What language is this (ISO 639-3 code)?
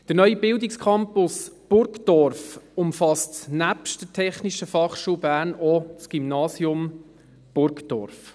gsw